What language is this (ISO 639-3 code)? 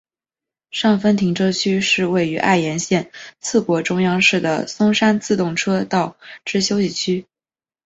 zho